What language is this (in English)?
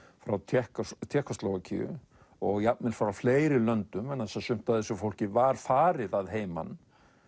Icelandic